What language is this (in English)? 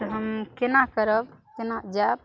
Maithili